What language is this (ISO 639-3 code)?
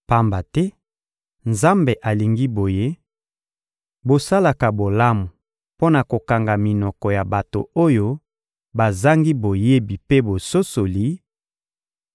lin